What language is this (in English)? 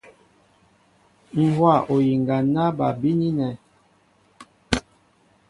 Mbo (Cameroon)